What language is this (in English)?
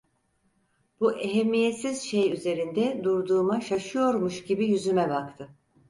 Turkish